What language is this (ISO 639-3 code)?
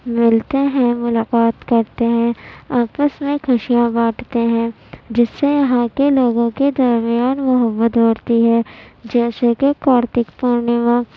urd